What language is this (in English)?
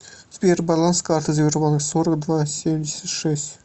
Russian